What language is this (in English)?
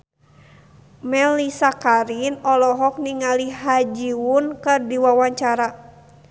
Sundanese